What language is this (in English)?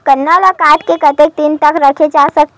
Chhattisgarhi